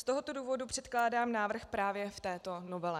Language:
Czech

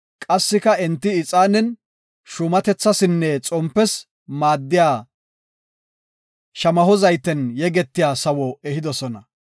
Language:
Gofa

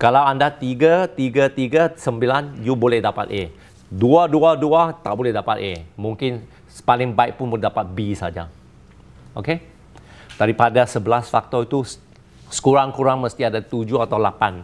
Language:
Malay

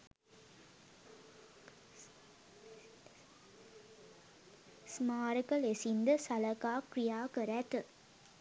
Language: Sinhala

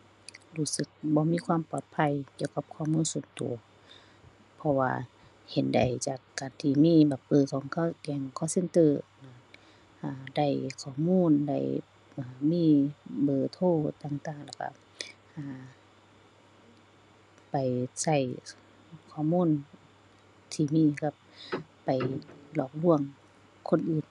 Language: Thai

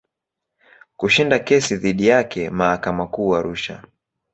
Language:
Swahili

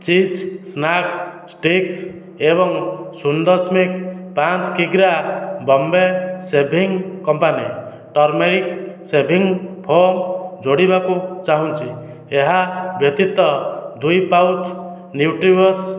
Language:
Odia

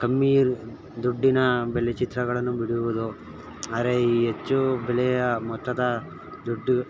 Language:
Kannada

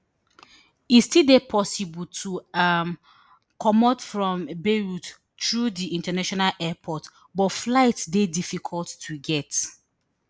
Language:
Nigerian Pidgin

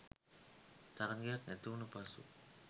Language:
Sinhala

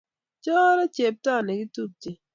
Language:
Kalenjin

